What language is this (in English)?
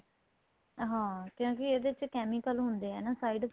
Punjabi